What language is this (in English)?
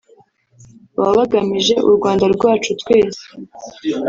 Kinyarwanda